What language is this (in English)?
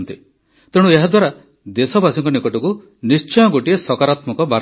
Odia